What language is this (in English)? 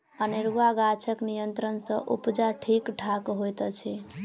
Maithili